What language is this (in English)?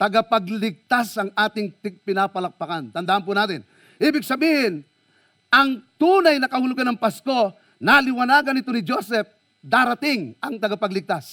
Filipino